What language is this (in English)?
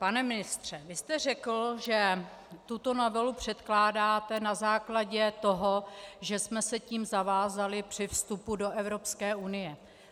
Czech